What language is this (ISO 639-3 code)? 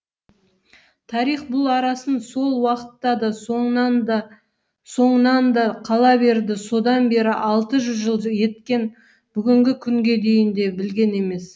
kaz